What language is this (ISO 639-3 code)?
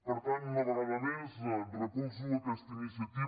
cat